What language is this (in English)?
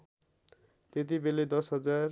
Nepali